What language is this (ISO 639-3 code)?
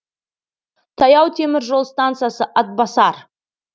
kaz